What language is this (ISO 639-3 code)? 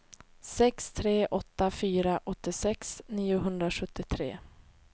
swe